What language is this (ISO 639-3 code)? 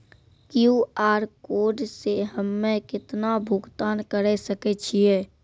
mai